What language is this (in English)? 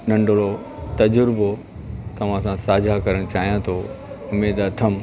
Sindhi